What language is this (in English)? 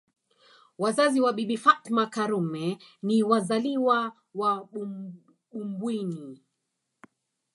Swahili